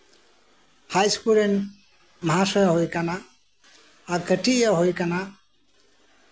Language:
Santali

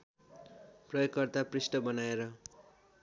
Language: Nepali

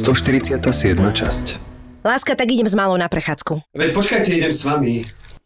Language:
Slovak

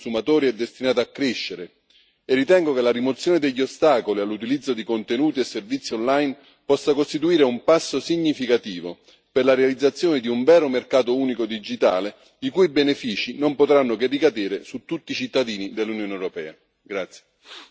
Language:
Italian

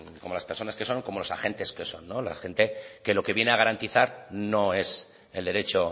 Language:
Spanish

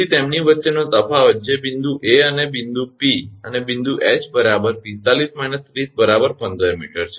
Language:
Gujarati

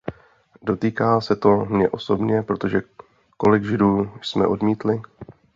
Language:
Czech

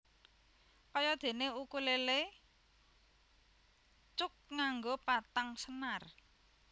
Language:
Javanese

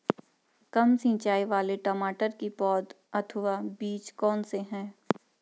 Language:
Hindi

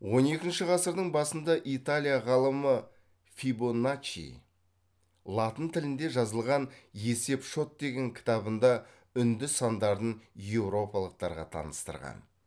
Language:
Kazakh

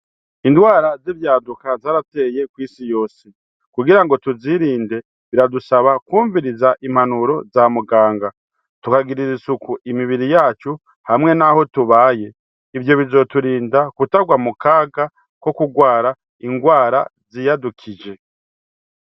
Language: Rundi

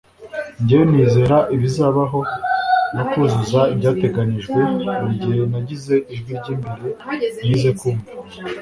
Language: Kinyarwanda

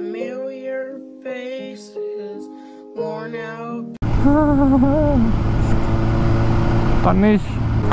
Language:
German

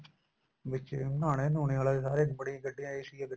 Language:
Punjabi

